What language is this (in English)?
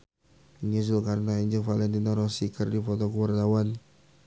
Sundanese